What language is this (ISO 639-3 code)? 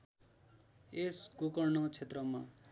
nep